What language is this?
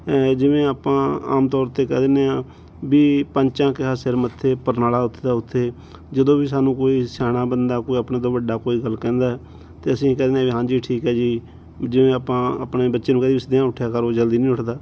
Punjabi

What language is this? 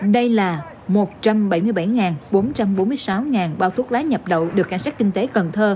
Vietnamese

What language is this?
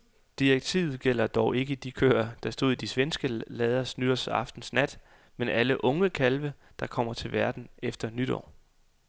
Danish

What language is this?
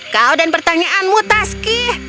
Indonesian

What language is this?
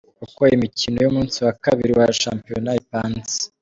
Kinyarwanda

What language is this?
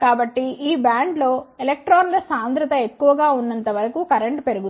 Telugu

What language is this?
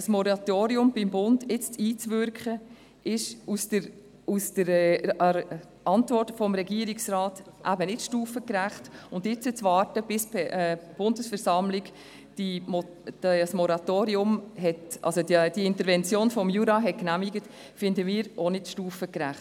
Swiss German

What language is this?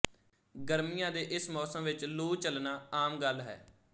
Punjabi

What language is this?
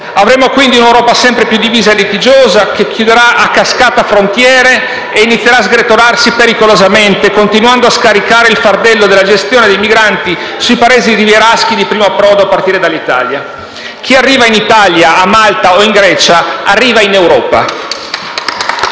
Italian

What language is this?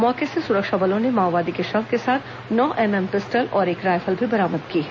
Hindi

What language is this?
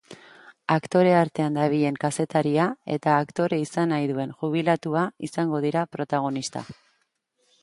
Basque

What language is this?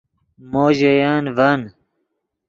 Yidgha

